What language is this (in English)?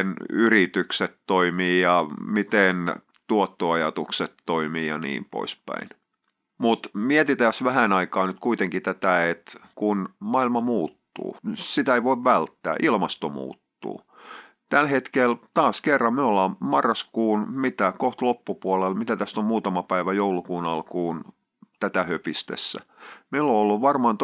Finnish